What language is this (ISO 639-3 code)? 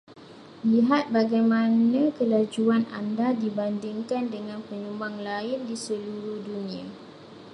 msa